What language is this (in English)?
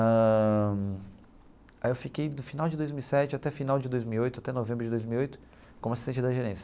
Portuguese